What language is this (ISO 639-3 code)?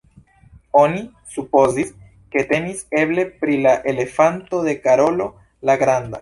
epo